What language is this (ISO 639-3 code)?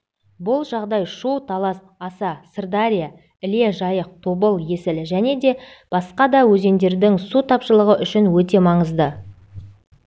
kaz